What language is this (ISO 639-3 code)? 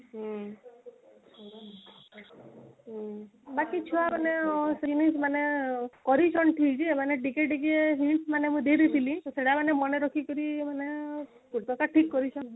ori